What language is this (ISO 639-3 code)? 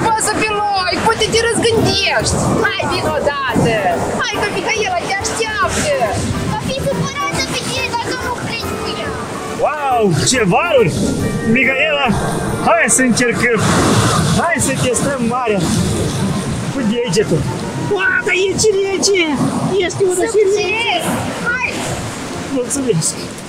ron